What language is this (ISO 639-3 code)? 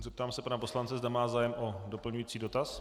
ces